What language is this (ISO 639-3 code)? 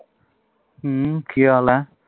pan